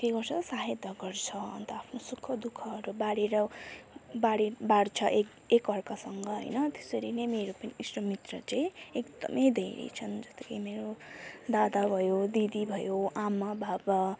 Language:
Nepali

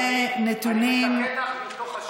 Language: Hebrew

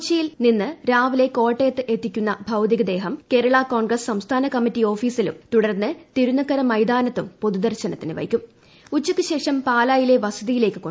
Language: Malayalam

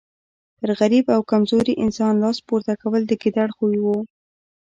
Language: Pashto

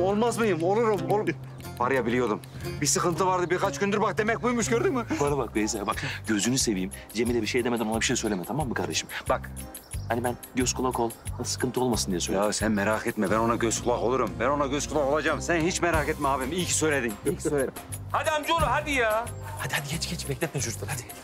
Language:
Turkish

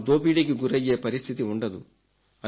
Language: Telugu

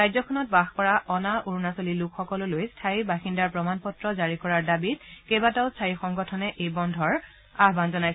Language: Assamese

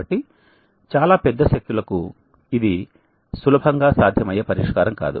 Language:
Telugu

